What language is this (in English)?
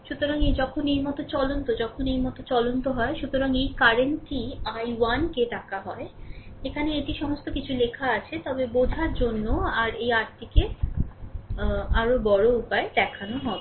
Bangla